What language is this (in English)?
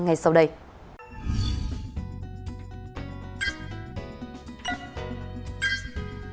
Vietnamese